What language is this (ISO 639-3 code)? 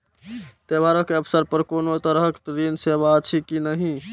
mai